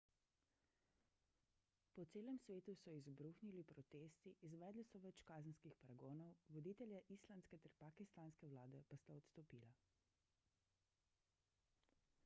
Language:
Slovenian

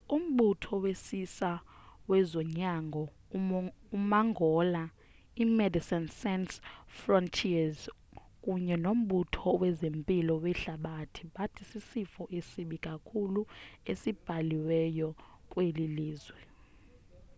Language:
Xhosa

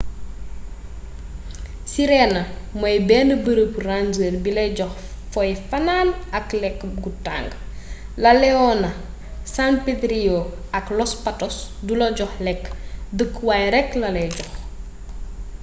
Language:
Wolof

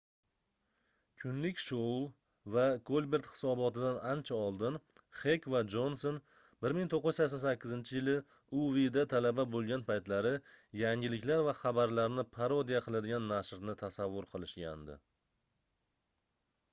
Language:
Uzbek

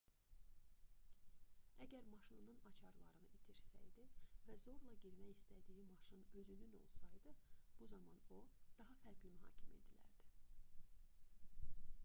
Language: Azerbaijani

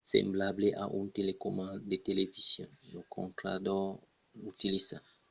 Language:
Occitan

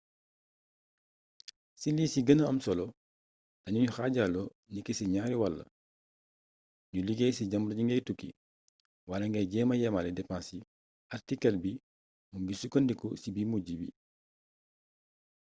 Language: Wolof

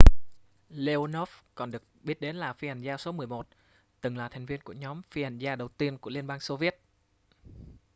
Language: Vietnamese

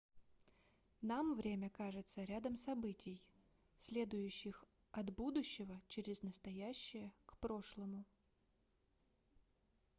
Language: Russian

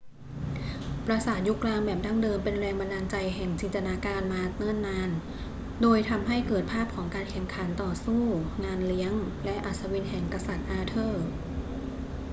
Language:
Thai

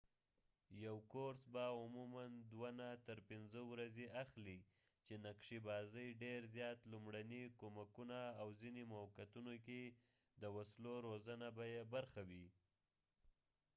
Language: Pashto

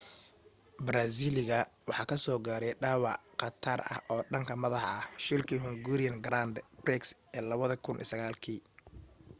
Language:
Somali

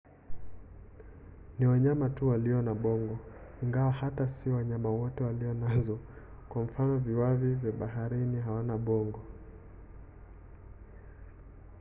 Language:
Swahili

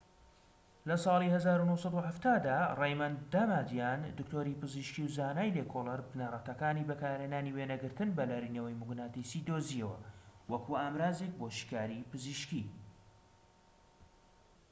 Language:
Central Kurdish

